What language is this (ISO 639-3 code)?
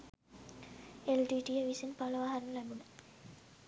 sin